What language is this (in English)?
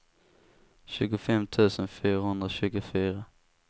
Swedish